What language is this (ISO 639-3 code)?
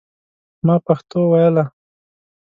pus